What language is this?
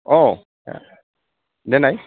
Bodo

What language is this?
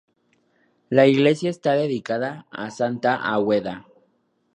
Spanish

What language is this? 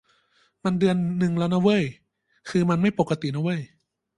Thai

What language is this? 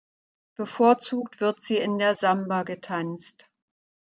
German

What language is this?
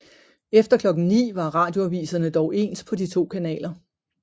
Danish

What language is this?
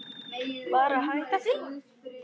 Icelandic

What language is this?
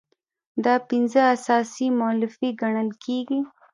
Pashto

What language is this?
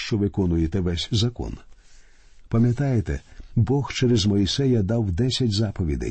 Ukrainian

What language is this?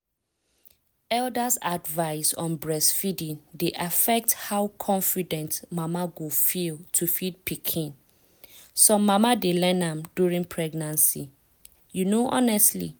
Nigerian Pidgin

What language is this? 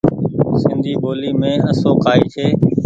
Goaria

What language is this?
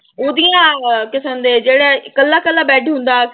Punjabi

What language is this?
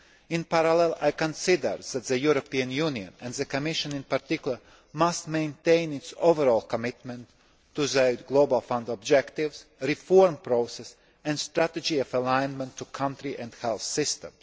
English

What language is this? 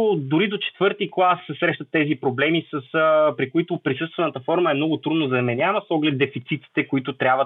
Bulgarian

